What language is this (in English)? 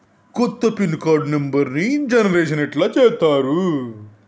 Telugu